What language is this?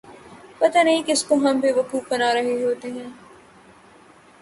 Urdu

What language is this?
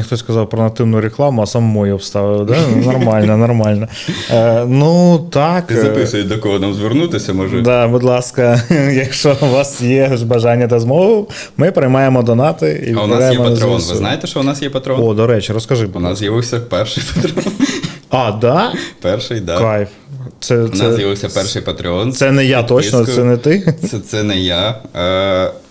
Ukrainian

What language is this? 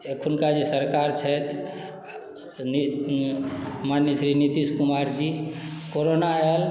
Maithili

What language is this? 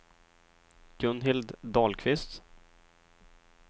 Swedish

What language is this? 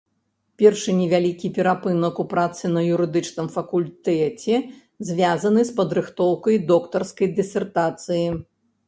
Belarusian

